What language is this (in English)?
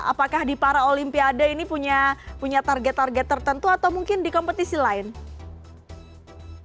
Indonesian